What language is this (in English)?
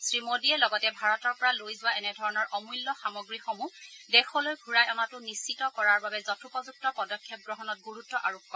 Assamese